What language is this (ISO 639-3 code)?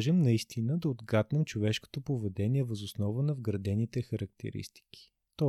bul